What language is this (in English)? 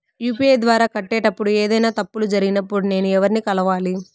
Telugu